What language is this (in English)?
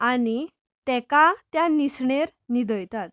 Konkani